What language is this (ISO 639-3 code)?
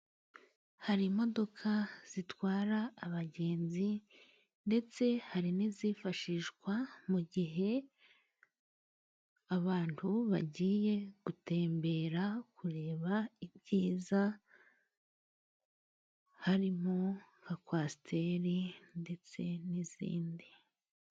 kin